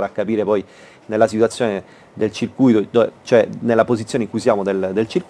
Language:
Italian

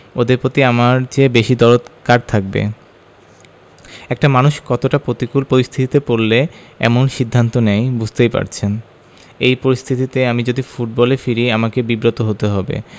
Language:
Bangla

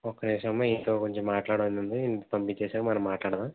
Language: Telugu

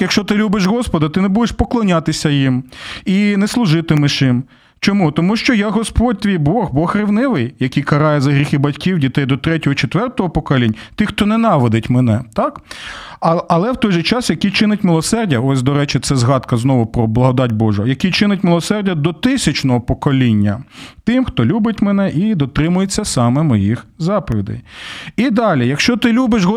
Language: Ukrainian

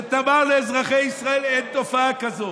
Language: Hebrew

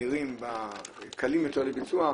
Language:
Hebrew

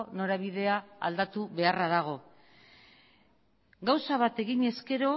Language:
Basque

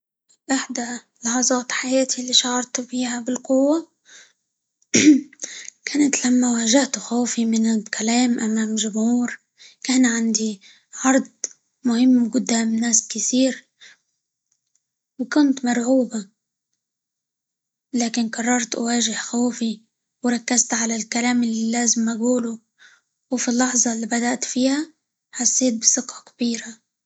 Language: Libyan Arabic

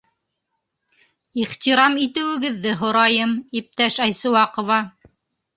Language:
Bashkir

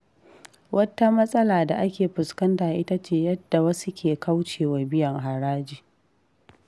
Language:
Hausa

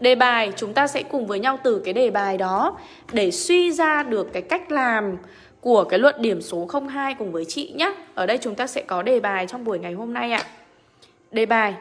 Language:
Vietnamese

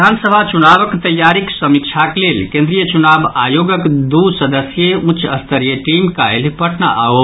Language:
Maithili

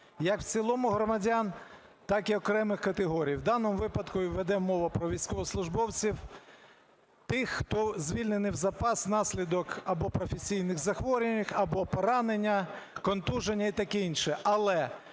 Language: Ukrainian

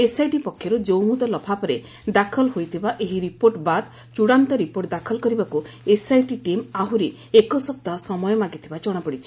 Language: Odia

